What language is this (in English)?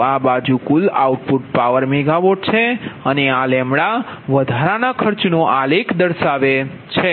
Gujarati